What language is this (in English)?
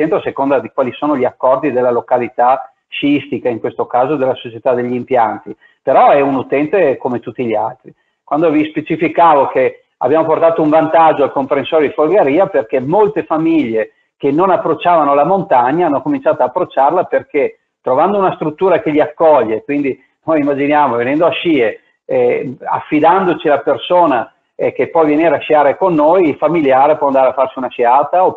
Italian